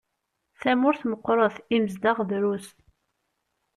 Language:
Kabyle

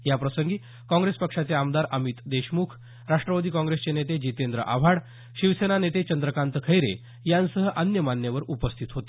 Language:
Marathi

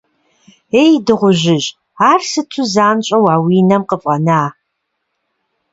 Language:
Kabardian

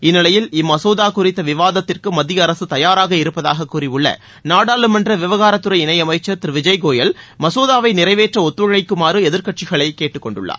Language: Tamil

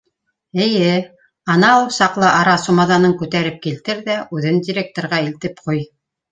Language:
Bashkir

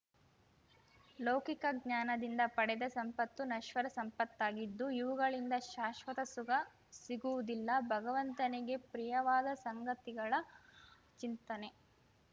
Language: Kannada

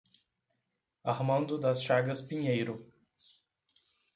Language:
Portuguese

